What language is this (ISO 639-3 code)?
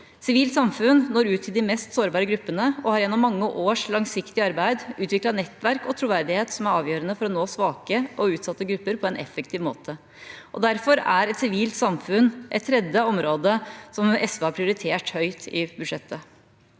nor